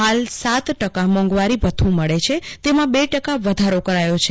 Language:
Gujarati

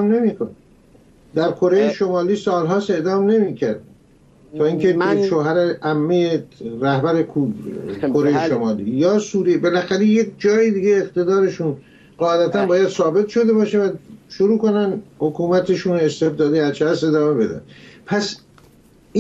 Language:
Persian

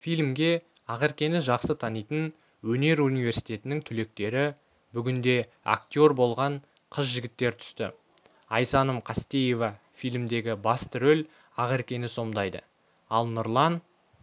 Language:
Kazakh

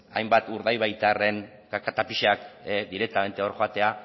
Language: Basque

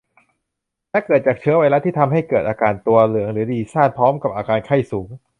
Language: Thai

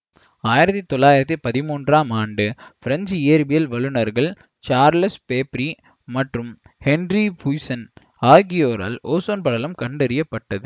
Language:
Tamil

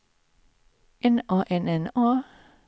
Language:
Swedish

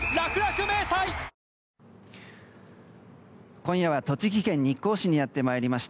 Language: Japanese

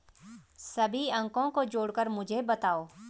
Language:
Hindi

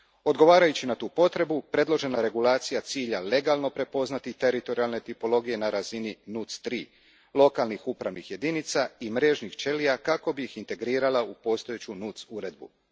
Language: Croatian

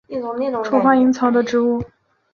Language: Chinese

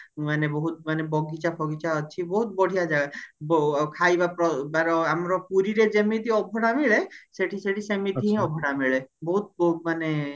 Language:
Odia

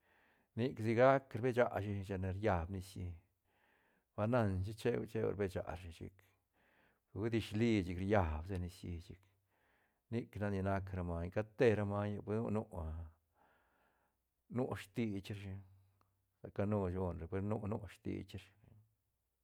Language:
Santa Catarina Albarradas Zapotec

